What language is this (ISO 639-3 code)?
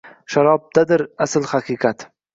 uzb